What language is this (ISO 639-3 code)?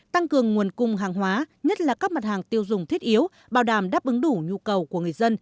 vie